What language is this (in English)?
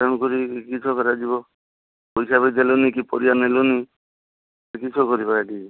Odia